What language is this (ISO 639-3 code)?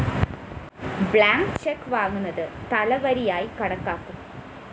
mal